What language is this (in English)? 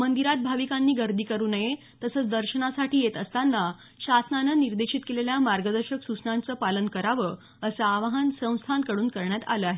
Marathi